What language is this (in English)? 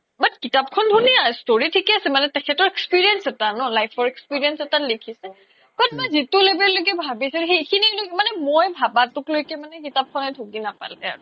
Assamese